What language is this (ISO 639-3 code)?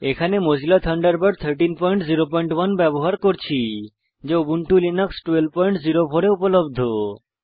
ben